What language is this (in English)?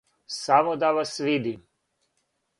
Serbian